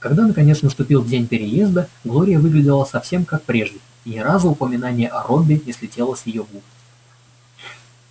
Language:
Russian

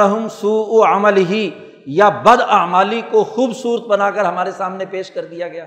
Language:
Urdu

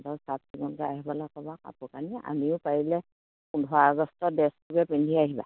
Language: Assamese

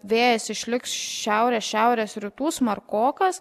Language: Lithuanian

